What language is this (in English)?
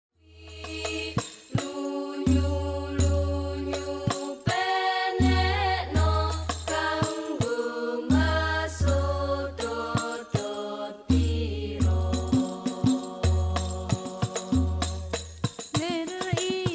Indonesian